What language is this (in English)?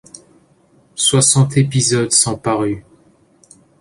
French